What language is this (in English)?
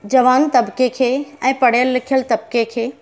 Sindhi